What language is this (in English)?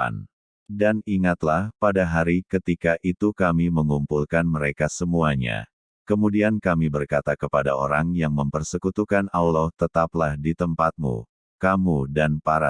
Indonesian